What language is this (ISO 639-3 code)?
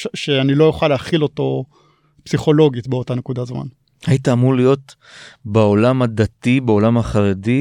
heb